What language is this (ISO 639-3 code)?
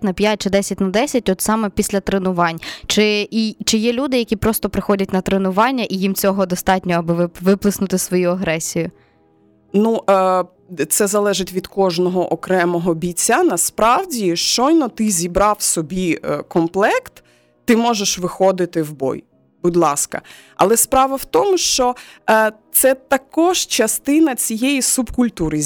ukr